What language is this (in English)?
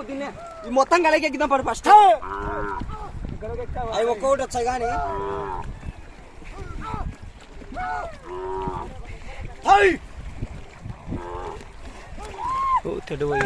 Turkish